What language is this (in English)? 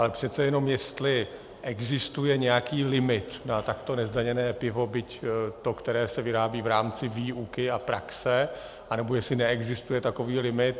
Czech